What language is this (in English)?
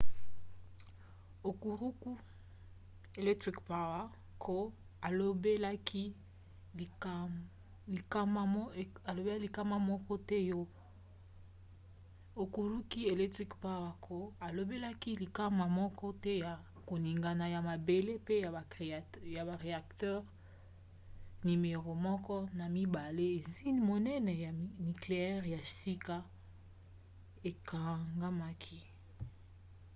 Lingala